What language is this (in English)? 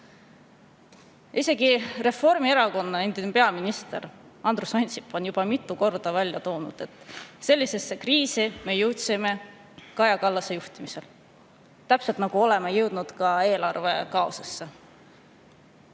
Estonian